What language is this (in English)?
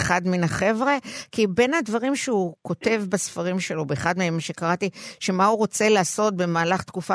Hebrew